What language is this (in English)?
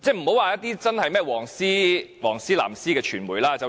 Cantonese